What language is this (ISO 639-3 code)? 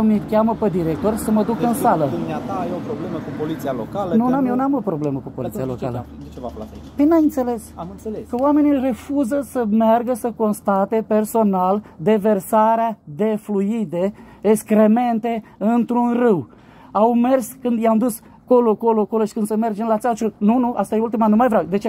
ron